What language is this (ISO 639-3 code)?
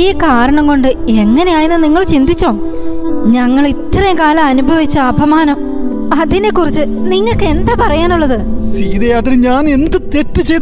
mal